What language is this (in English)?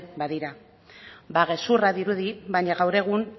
Basque